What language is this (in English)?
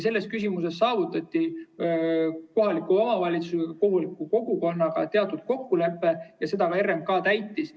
Estonian